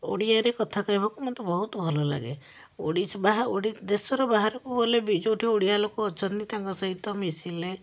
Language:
Odia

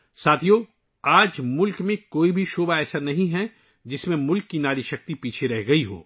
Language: Urdu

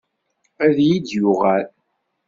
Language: Kabyle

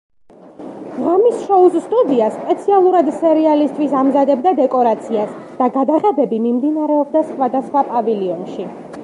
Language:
Georgian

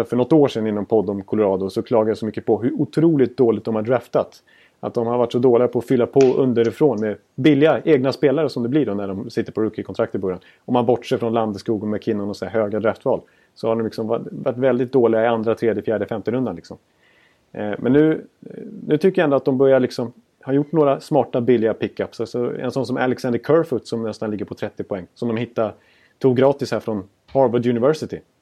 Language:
Swedish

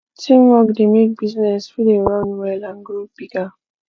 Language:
Nigerian Pidgin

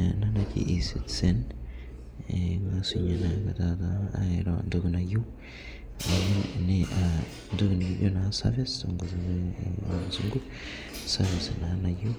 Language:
Masai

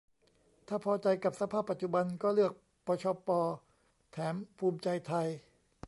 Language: Thai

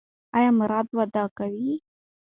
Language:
Pashto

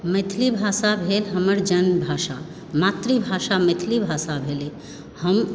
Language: Maithili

